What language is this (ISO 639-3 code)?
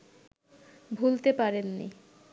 ben